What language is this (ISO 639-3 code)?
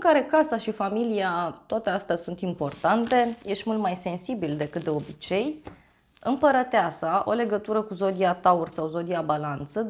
ron